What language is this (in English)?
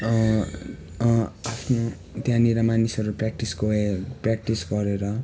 Nepali